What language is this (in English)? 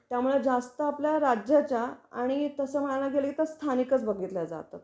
Marathi